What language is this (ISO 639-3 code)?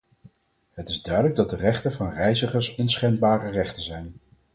nld